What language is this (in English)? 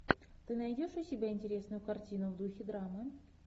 Russian